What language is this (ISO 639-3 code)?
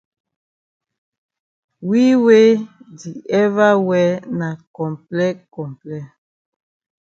wes